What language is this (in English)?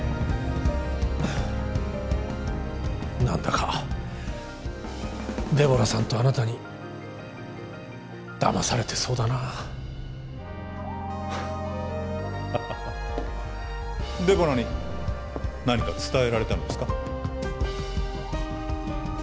Japanese